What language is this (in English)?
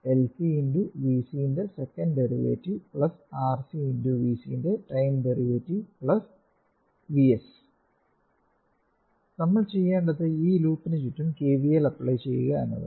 Malayalam